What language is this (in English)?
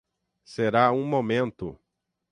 Portuguese